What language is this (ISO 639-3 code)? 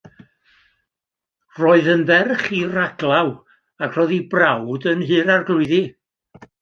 cym